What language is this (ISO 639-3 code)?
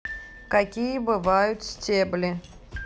rus